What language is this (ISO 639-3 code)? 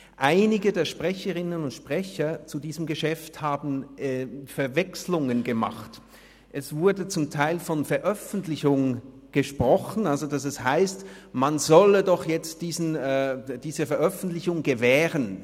gsw